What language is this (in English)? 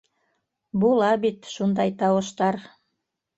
Bashkir